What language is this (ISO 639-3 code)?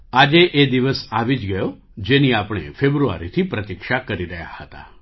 guj